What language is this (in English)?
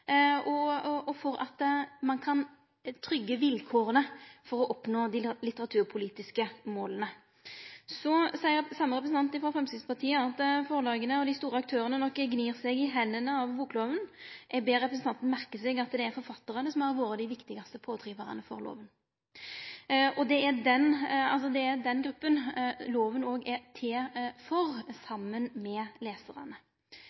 Norwegian Nynorsk